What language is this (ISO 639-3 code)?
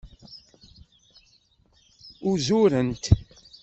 kab